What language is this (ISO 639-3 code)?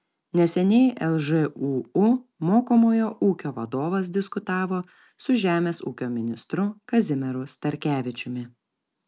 lit